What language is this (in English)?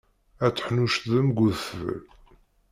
Kabyle